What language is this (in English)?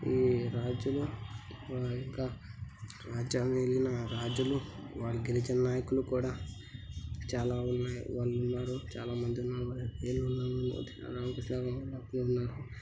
Telugu